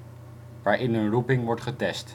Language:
Dutch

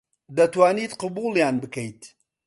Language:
Central Kurdish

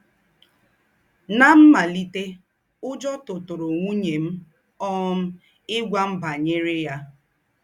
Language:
Igbo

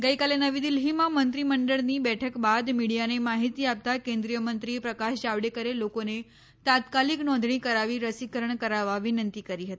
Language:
Gujarati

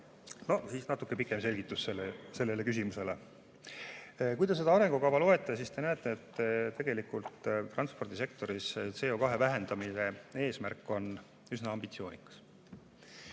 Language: Estonian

